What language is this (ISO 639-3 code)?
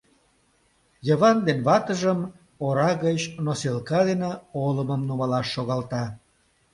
chm